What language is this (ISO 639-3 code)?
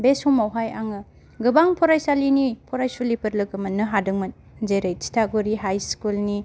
brx